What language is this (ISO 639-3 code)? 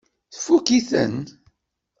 kab